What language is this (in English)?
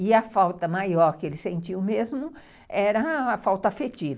Portuguese